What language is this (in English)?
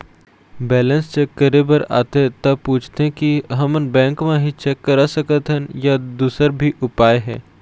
Chhattisgarhi